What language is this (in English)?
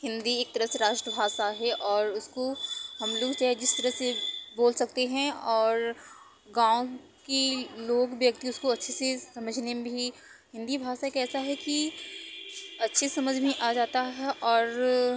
Hindi